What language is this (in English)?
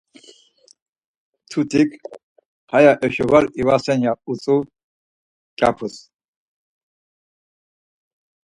Laz